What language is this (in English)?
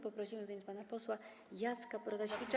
Polish